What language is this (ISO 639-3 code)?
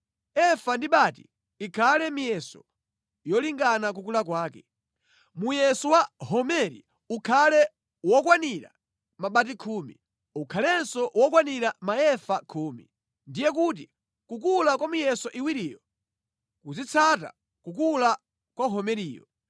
nya